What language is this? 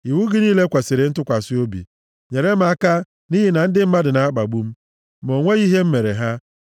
Igbo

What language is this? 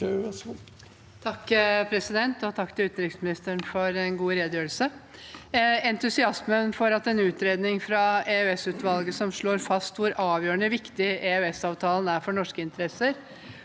Norwegian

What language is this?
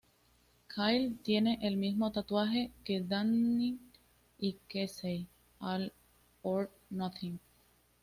Spanish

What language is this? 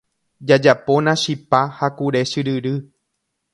Guarani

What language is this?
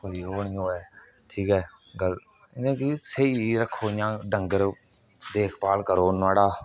Dogri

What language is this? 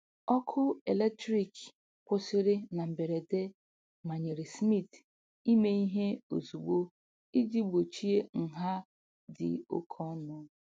Igbo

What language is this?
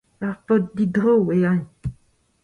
Breton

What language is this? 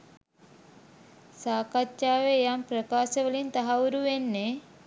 Sinhala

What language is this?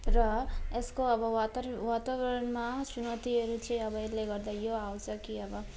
Nepali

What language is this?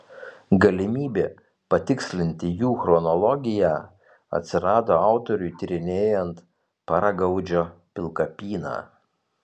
Lithuanian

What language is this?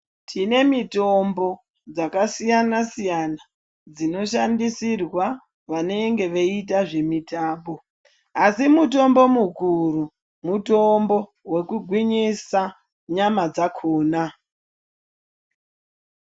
Ndau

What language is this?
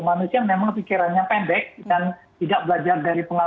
Indonesian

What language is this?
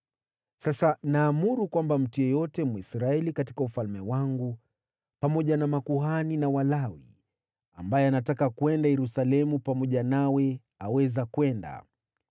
Swahili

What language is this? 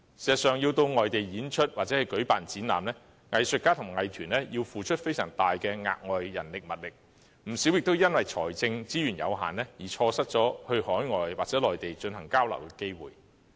Cantonese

